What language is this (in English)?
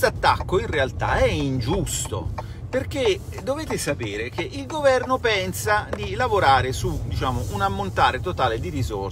Italian